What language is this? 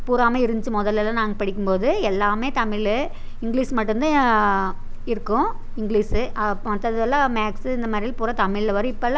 Tamil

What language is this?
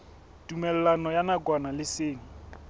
Southern Sotho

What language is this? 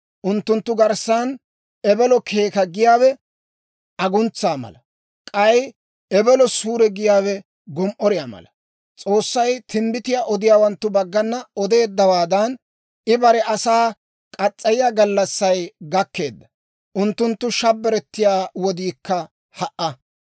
Dawro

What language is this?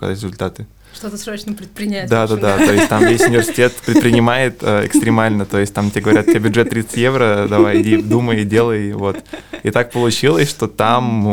Russian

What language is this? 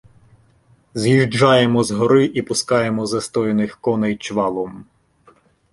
Ukrainian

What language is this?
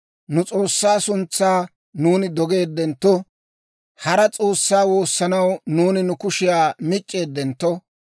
Dawro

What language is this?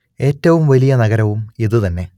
Malayalam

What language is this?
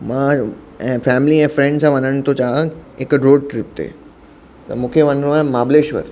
Sindhi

